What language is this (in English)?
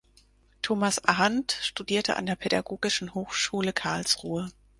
German